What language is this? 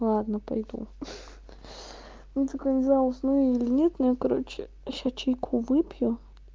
Russian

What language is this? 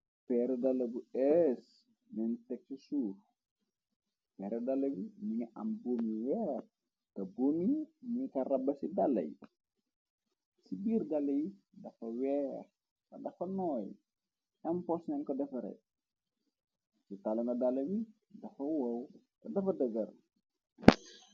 Wolof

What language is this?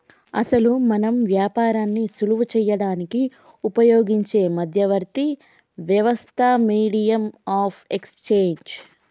Telugu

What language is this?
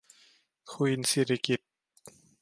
Thai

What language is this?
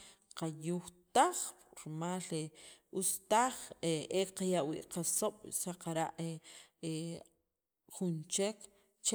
Sacapulteco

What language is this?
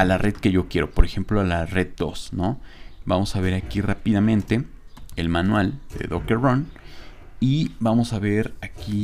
Spanish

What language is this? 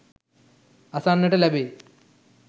Sinhala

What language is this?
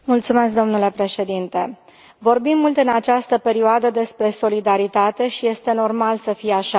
Romanian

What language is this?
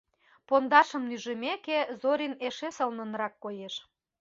Mari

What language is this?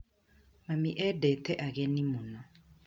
Kikuyu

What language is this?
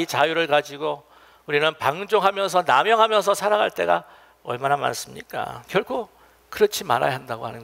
Korean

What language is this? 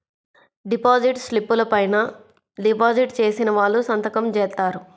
Telugu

